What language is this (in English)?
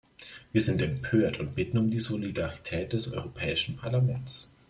German